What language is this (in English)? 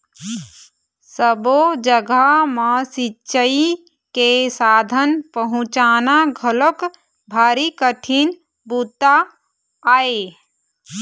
Chhattisgarhi